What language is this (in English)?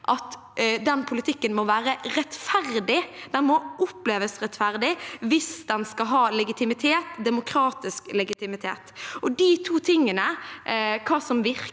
Norwegian